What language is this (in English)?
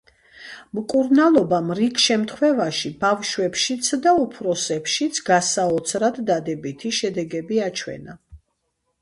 Georgian